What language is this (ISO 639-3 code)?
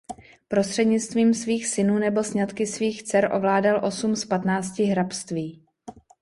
ces